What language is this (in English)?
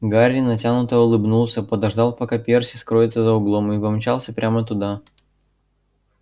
Russian